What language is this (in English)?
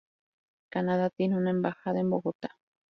Spanish